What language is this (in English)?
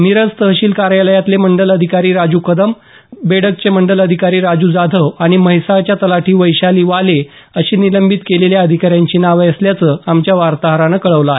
Marathi